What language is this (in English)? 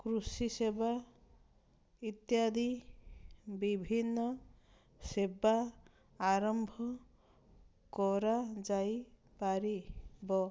Odia